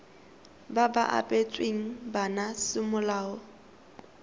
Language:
Tswana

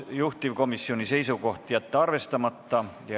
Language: Estonian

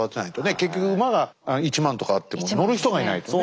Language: Japanese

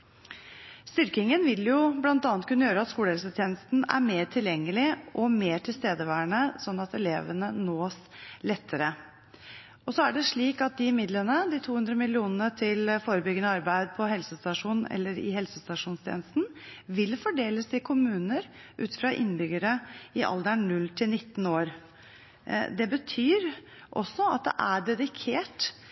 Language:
Norwegian Bokmål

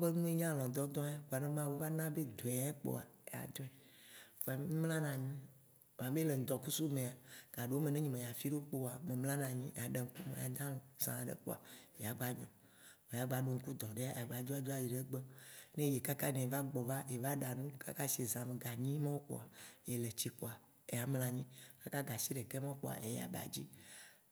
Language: Waci Gbe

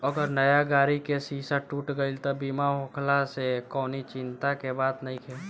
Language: Bhojpuri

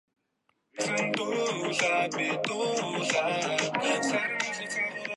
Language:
Mongolian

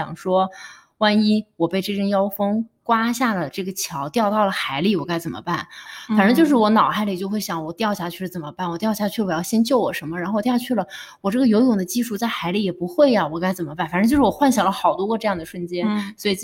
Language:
Chinese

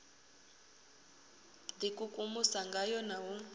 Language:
Venda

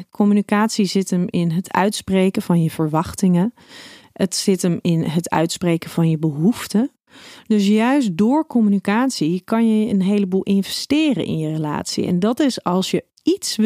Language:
Dutch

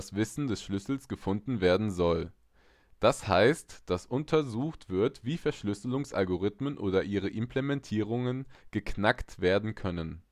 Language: German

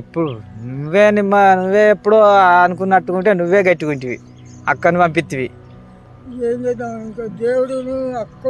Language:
Telugu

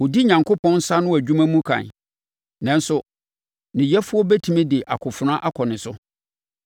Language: Akan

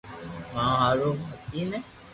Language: Loarki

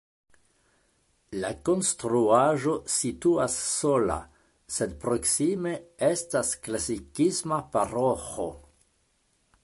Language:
Esperanto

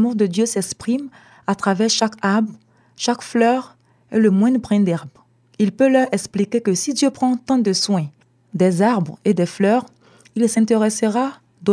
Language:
French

